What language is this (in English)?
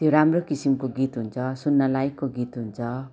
Nepali